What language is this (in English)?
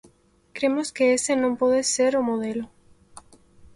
Galician